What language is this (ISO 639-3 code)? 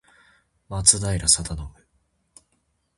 jpn